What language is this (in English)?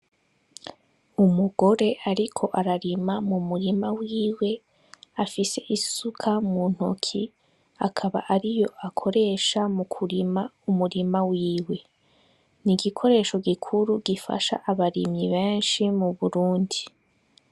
Rundi